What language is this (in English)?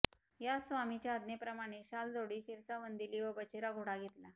Marathi